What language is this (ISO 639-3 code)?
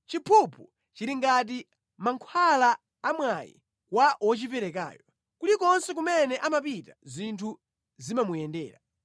nya